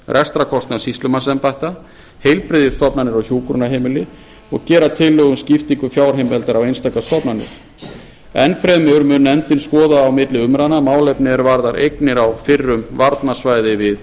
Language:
Icelandic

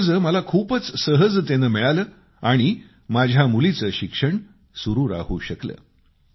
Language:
Marathi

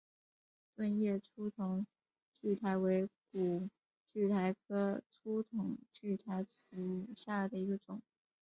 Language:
Chinese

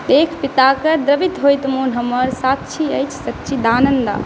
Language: Maithili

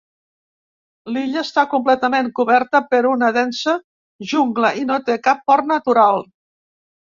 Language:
Catalan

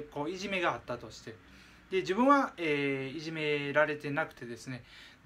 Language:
Japanese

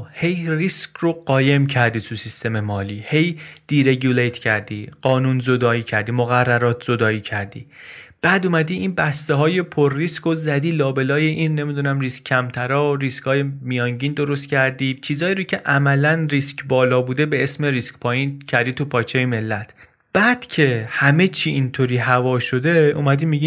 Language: Persian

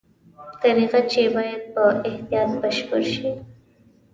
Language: Pashto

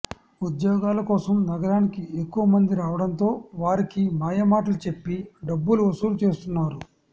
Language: Telugu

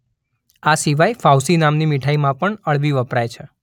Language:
Gujarati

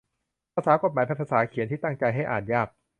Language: Thai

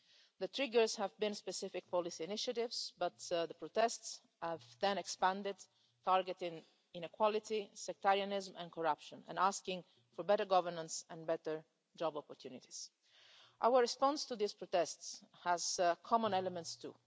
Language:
English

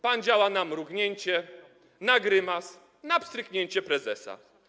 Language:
Polish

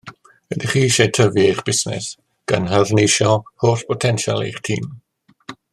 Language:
Welsh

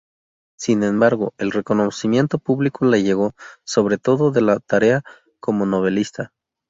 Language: Spanish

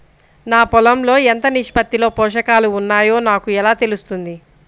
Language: Telugu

